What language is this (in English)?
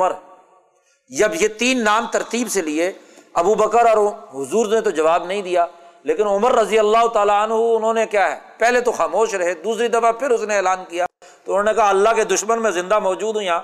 Urdu